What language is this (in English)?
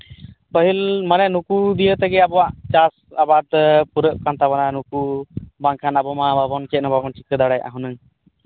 Santali